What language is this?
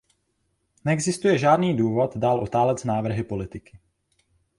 Czech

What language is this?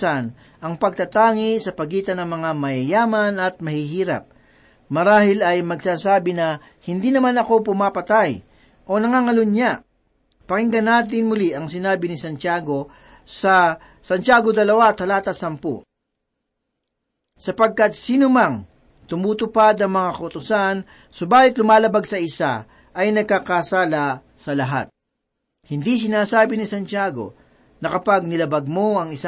Filipino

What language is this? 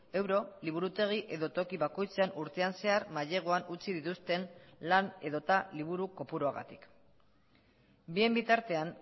Basque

